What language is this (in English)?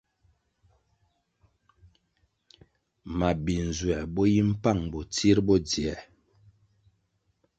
Kwasio